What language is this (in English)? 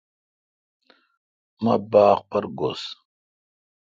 Kalkoti